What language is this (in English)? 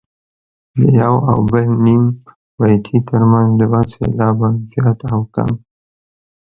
Pashto